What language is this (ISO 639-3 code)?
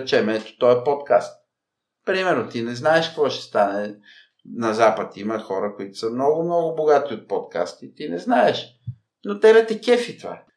bul